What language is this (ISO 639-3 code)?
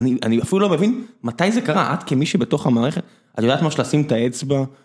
heb